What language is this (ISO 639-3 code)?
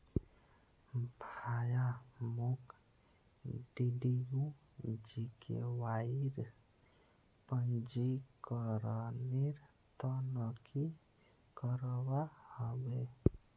mag